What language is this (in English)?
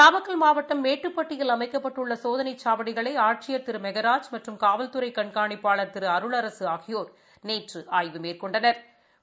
Tamil